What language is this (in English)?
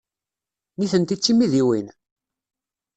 Kabyle